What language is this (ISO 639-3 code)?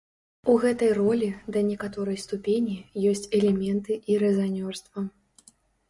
bel